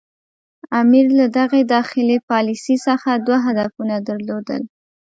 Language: Pashto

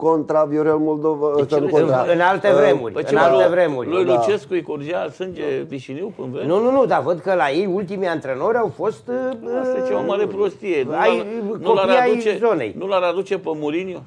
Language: Romanian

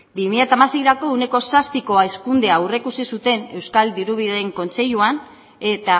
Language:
Basque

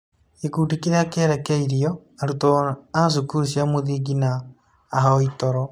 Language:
Kikuyu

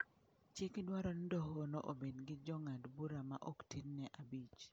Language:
Luo (Kenya and Tanzania)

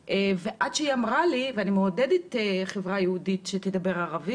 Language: Hebrew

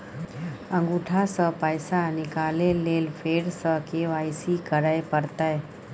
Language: Maithili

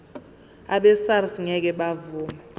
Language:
Zulu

